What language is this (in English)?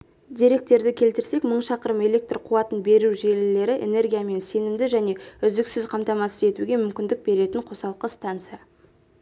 Kazakh